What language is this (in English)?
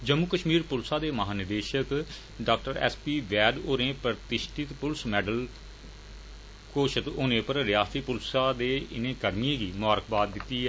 Dogri